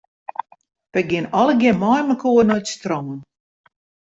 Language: Western Frisian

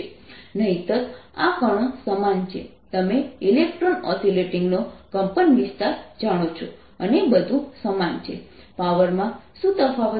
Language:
Gujarati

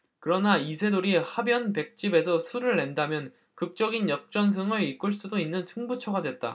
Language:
Korean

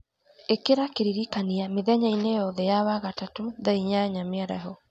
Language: Kikuyu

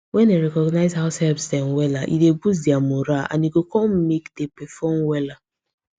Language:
Nigerian Pidgin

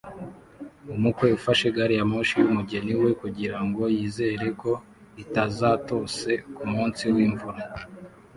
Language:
Kinyarwanda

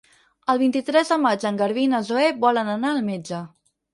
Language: Catalan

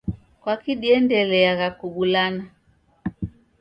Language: Taita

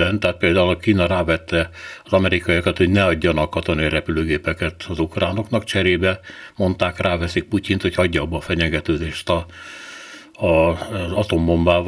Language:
Hungarian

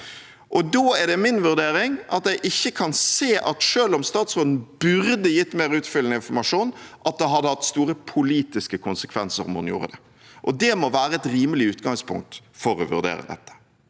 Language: Norwegian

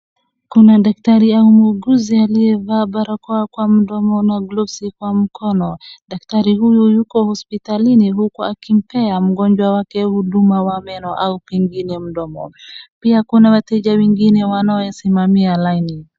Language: Swahili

